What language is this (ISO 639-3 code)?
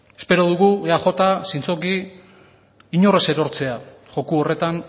eus